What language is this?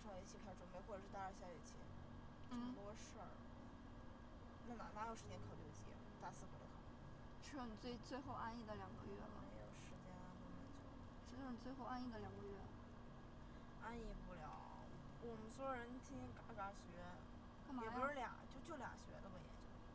Chinese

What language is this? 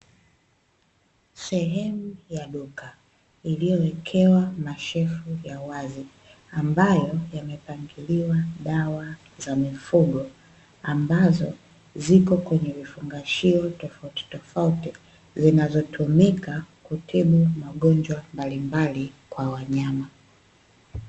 Swahili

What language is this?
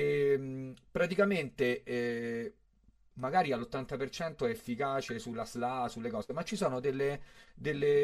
Italian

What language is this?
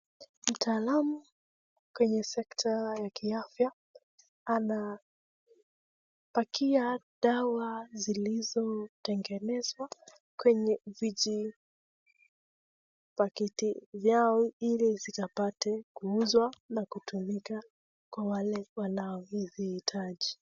Swahili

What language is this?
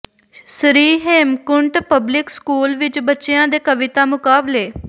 Punjabi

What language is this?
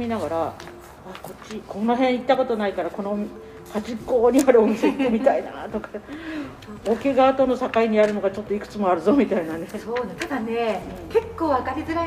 Japanese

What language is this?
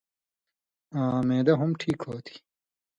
Indus Kohistani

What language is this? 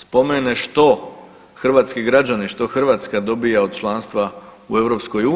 Croatian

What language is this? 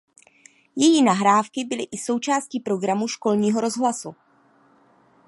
Czech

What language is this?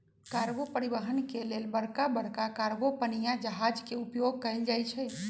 Magahi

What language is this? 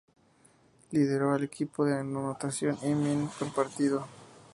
Spanish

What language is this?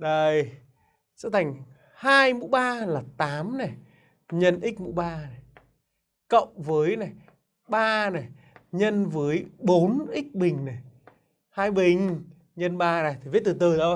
Vietnamese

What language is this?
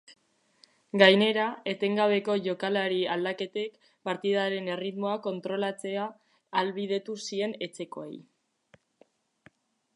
Basque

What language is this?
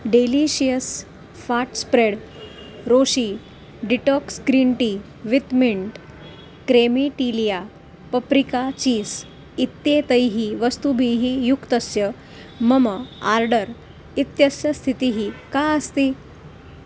Sanskrit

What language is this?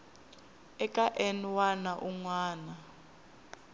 Tsonga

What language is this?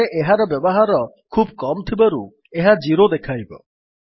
Odia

